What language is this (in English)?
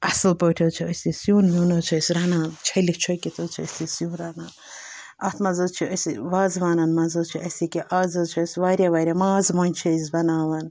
Kashmiri